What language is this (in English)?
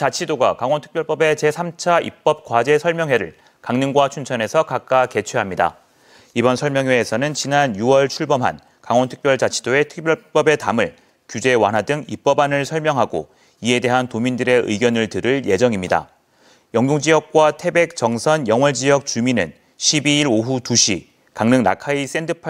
Korean